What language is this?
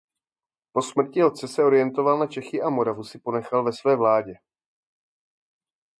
Czech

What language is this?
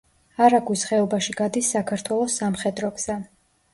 Georgian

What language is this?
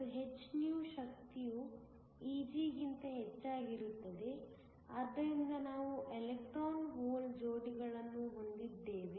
Kannada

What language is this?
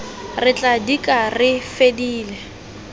Tswana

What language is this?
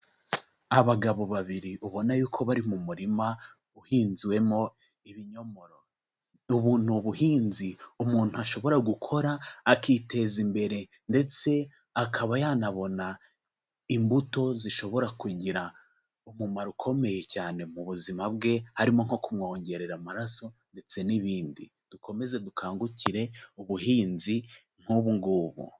Kinyarwanda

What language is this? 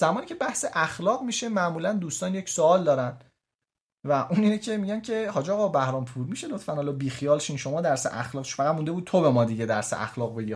Persian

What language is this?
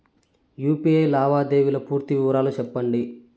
Telugu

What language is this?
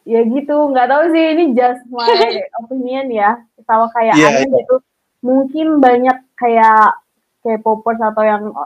Indonesian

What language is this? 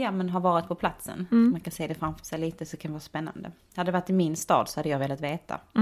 Swedish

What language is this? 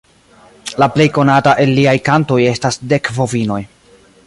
Esperanto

